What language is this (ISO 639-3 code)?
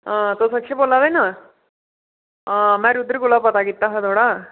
doi